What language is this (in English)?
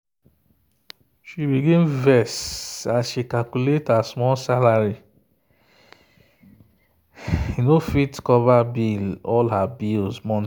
Nigerian Pidgin